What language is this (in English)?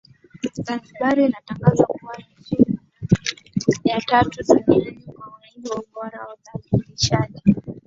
Swahili